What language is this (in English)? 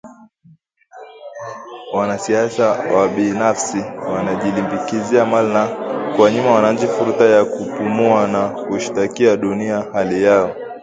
Swahili